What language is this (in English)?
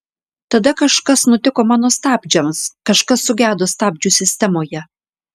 Lithuanian